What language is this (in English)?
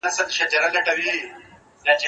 Pashto